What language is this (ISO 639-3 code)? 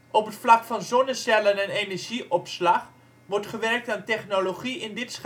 nld